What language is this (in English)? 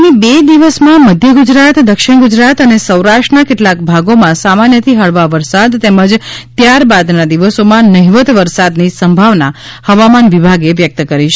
Gujarati